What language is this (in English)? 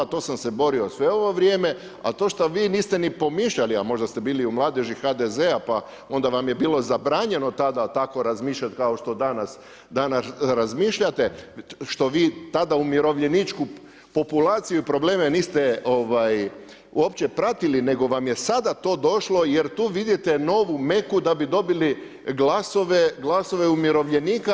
Croatian